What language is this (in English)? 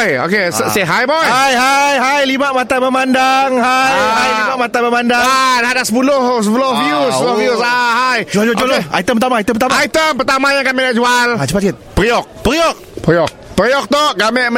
Malay